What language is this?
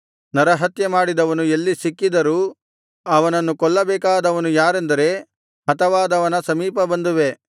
Kannada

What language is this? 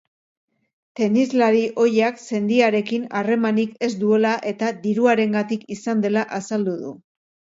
Basque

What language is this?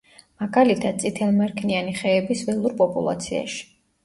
Georgian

